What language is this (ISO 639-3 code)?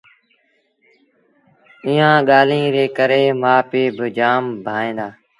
sbn